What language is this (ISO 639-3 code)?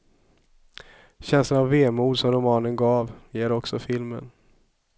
swe